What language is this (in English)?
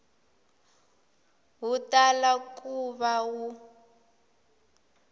Tsonga